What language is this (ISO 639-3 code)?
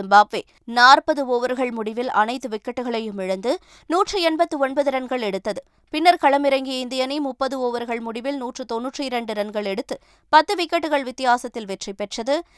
tam